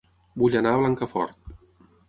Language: Catalan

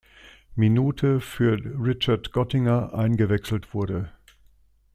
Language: German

